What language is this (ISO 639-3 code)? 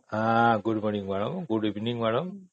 ori